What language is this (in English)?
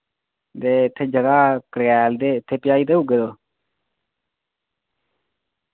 Dogri